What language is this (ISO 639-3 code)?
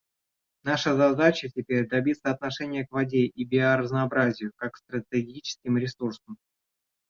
rus